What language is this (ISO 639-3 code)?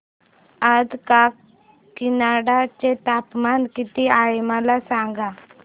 mar